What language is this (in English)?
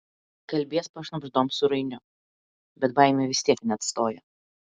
Lithuanian